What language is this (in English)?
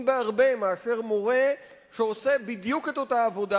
Hebrew